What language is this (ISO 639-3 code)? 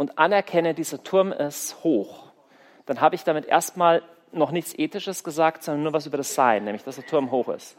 deu